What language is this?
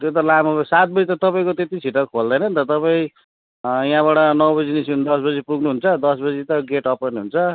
Nepali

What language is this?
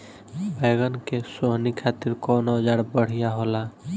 Bhojpuri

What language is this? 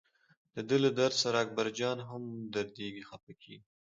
Pashto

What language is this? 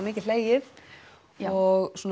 Icelandic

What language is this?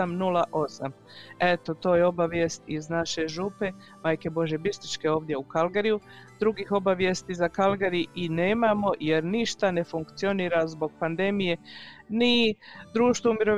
Croatian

